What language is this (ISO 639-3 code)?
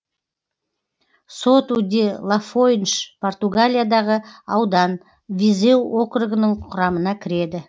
kaz